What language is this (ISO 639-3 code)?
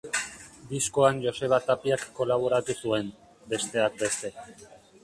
eus